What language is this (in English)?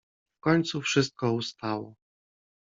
Polish